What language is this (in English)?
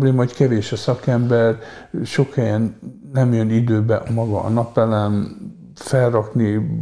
Hungarian